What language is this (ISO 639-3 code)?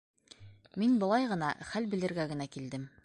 bak